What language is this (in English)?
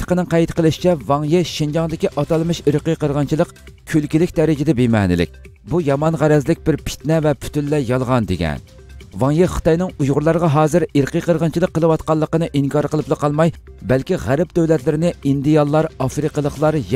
Turkish